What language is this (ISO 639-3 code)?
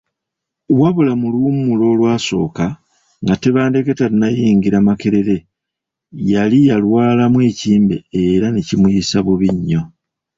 lug